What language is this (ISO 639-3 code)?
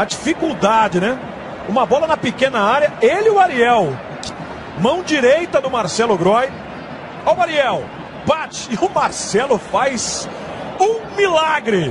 por